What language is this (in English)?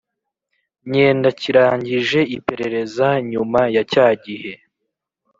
Kinyarwanda